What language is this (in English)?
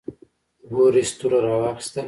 Pashto